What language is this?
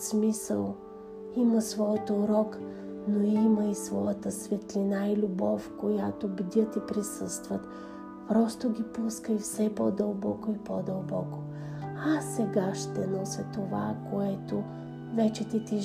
Bulgarian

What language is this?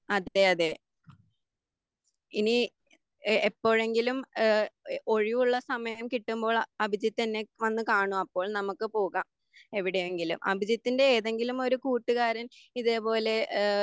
Malayalam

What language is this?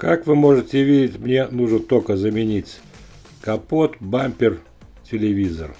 Russian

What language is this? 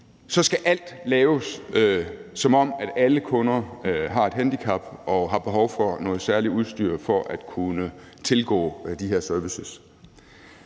Danish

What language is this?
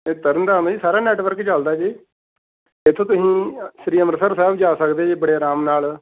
Punjabi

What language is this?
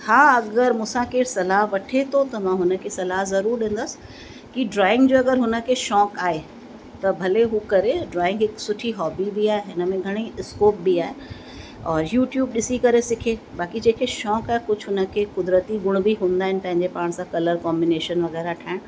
Sindhi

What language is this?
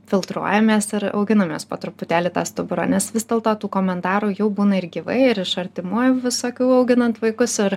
Lithuanian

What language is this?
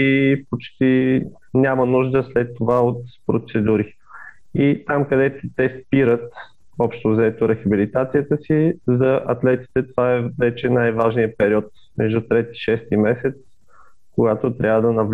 Bulgarian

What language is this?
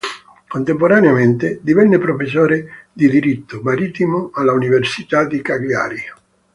Italian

